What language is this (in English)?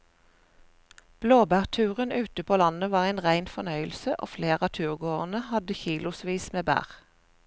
Norwegian